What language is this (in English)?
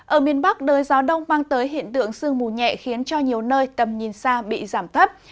Vietnamese